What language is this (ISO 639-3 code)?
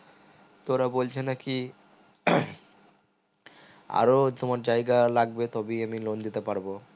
ben